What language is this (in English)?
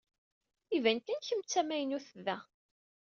Kabyle